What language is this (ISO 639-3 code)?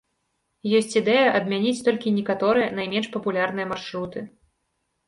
bel